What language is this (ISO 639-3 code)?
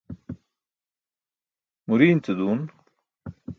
bsk